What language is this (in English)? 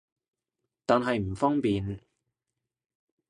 Cantonese